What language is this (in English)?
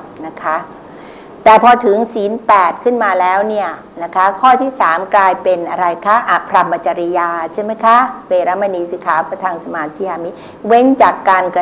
Thai